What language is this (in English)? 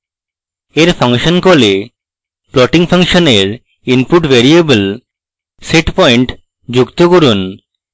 Bangla